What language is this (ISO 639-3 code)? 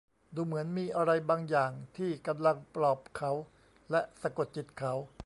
tha